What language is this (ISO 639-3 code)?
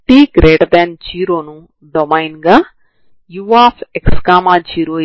tel